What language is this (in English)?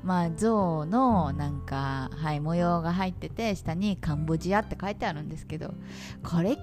Japanese